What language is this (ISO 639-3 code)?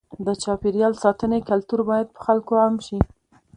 pus